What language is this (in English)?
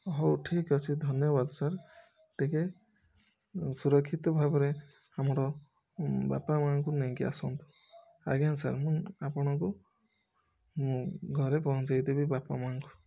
Odia